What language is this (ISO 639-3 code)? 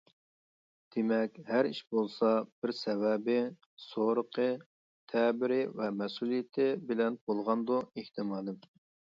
uig